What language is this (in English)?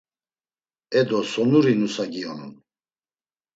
Laz